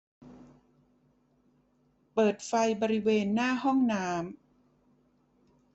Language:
Thai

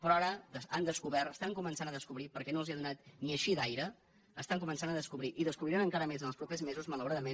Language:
Catalan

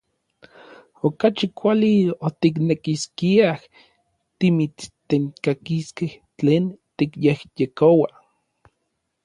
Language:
Orizaba Nahuatl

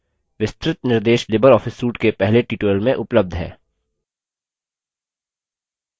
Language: Hindi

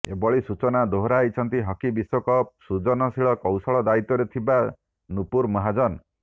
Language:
Odia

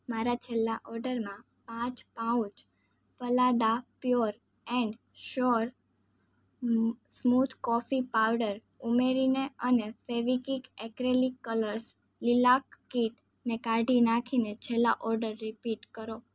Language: Gujarati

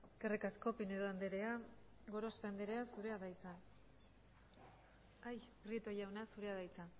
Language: Basque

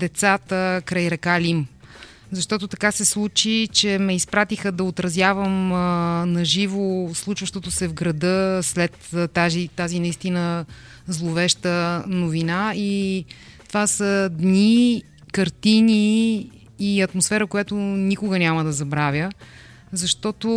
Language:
Bulgarian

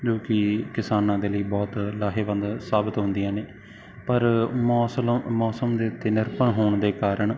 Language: Punjabi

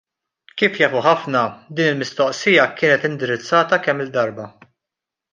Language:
Maltese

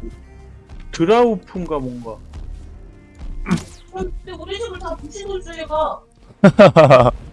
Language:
Korean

